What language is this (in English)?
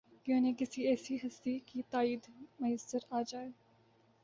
Urdu